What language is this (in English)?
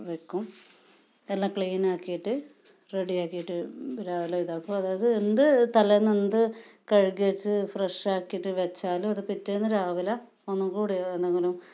Malayalam